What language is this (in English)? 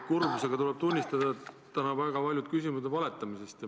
Estonian